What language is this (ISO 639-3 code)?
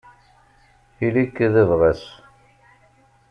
kab